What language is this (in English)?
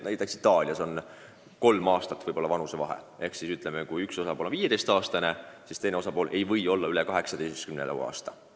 Estonian